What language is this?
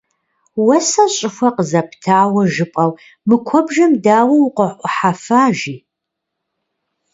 Kabardian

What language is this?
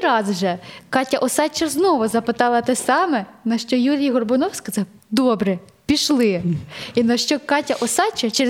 Ukrainian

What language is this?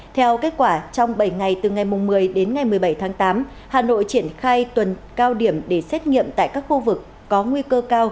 Vietnamese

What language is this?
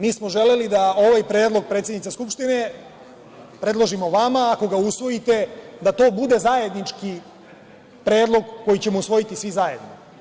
Serbian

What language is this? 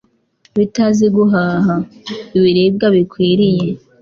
Kinyarwanda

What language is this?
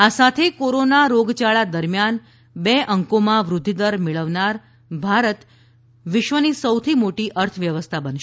Gujarati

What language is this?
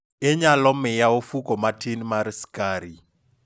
Luo (Kenya and Tanzania)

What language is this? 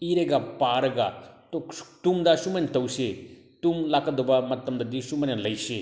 Manipuri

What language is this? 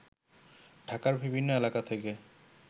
Bangla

